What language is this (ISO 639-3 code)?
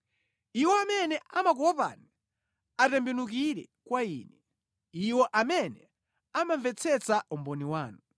nya